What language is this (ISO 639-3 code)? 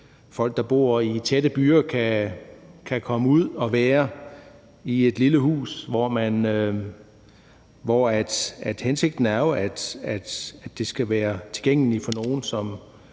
dan